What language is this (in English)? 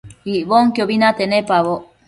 Matsés